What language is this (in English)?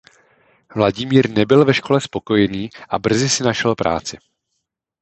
Czech